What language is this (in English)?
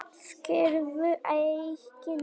Icelandic